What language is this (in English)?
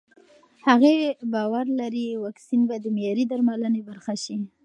Pashto